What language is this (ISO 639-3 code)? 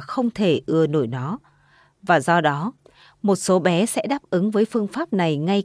vie